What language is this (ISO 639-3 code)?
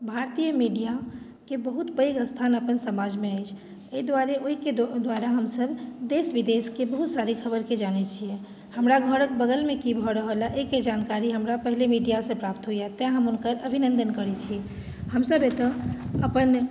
mai